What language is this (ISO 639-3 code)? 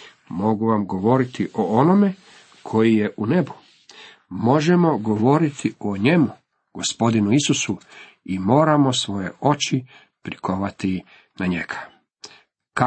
hrv